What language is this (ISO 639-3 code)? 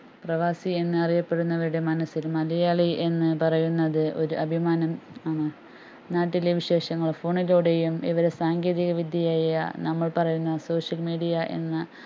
mal